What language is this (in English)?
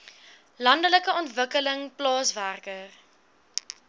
Afrikaans